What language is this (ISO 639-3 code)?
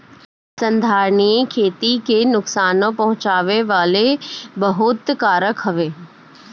bho